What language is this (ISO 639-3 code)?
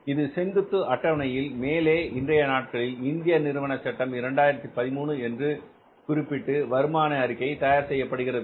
tam